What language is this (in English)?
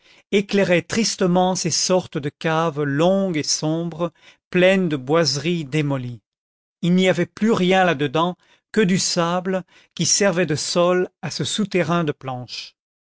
French